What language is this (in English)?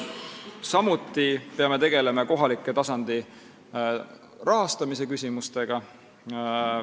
Estonian